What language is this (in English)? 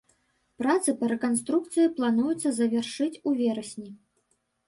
Belarusian